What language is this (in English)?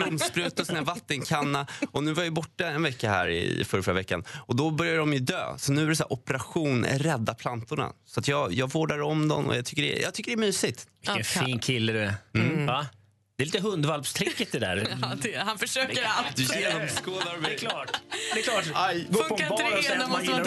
Swedish